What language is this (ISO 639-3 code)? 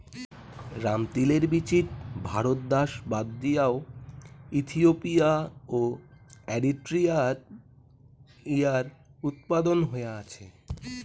ben